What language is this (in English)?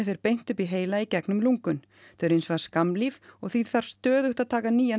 Icelandic